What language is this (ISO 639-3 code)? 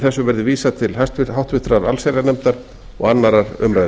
isl